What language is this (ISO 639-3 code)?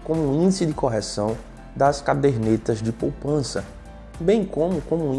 por